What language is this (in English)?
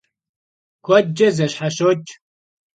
Kabardian